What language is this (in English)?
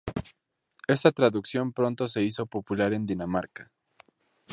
Spanish